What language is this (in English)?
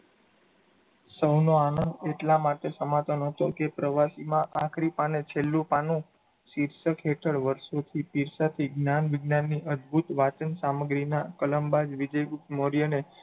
Gujarati